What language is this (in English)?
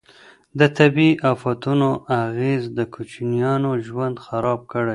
Pashto